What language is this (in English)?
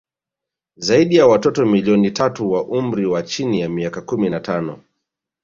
Swahili